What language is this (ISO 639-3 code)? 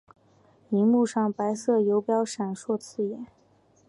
zho